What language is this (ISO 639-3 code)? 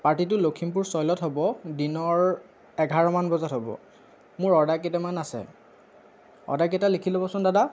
asm